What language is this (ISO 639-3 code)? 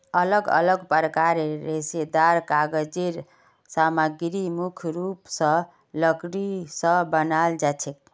mag